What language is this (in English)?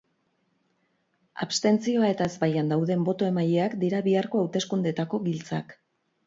Basque